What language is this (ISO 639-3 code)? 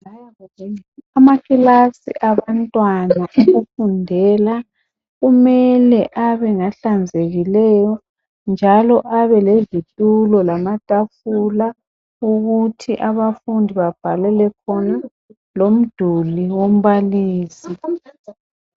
nde